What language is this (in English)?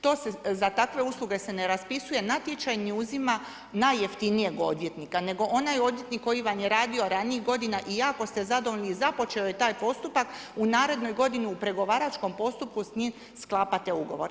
Croatian